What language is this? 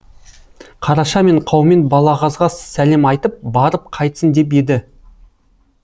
Kazakh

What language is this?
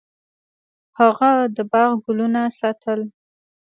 Pashto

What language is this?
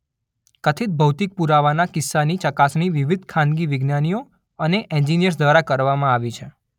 Gujarati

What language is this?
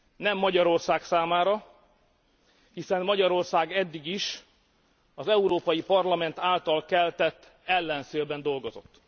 Hungarian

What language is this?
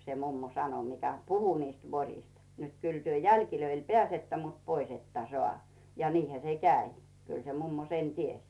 Finnish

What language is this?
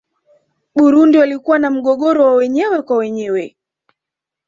Swahili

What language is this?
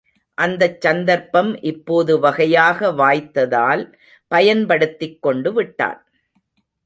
Tamil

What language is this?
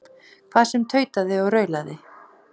Icelandic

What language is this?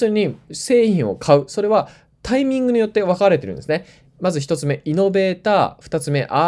Japanese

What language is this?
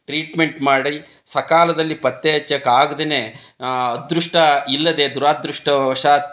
Kannada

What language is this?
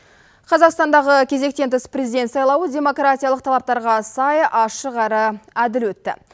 Kazakh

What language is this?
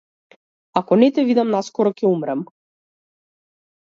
Macedonian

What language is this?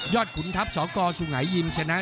Thai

